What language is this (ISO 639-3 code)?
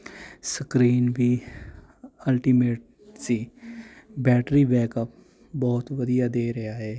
pan